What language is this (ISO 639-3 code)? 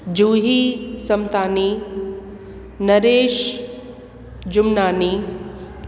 snd